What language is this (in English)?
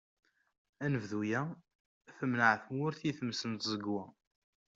Kabyle